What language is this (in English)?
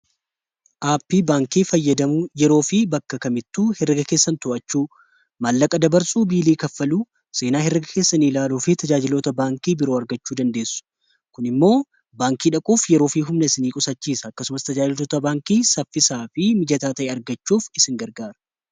Oromo